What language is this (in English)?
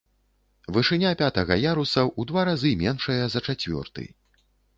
Belarusian